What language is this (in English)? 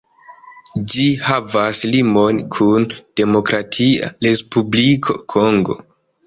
Esperanto